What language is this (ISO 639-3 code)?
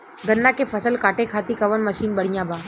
bho